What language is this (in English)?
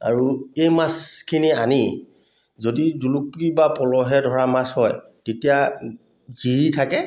Assamese